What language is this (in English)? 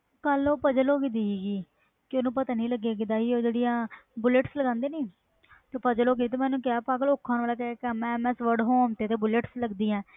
Punjabi